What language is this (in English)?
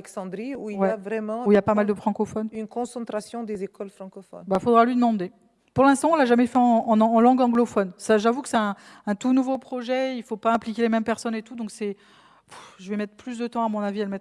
French